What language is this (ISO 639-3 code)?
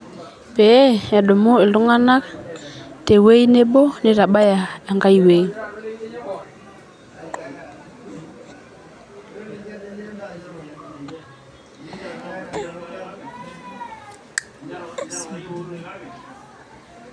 mas